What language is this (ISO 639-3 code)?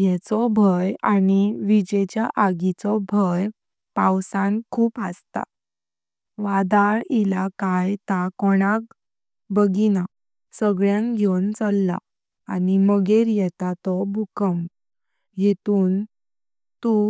kok